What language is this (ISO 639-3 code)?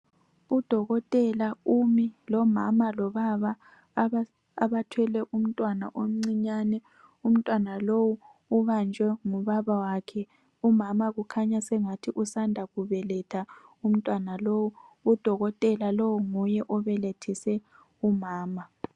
nde